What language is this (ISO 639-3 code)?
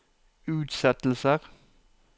nor